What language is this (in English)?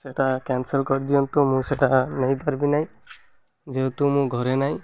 Odia